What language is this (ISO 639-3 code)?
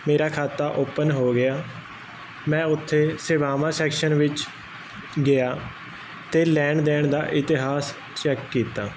pan